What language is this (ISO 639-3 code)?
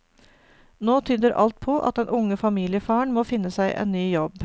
nor